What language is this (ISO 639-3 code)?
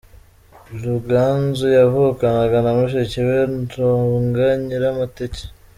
kin